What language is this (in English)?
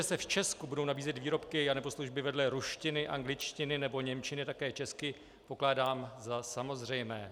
Czech